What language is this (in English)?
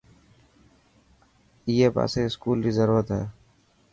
Dhatki